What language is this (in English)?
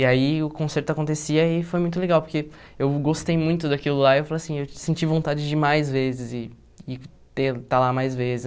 Portuguese